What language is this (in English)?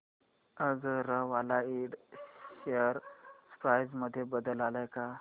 Marathi